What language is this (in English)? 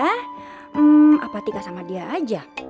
Indonesian